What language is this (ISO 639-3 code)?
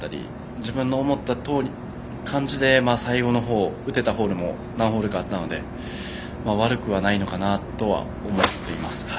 jpn